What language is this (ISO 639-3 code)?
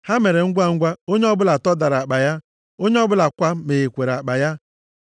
ibo